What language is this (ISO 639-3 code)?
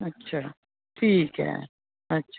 doi